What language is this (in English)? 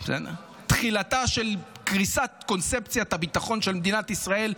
Hebrew